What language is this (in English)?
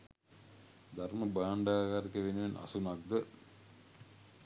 Sinhala